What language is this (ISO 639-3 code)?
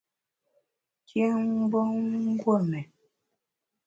bax